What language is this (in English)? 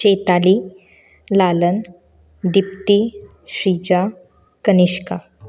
Konkani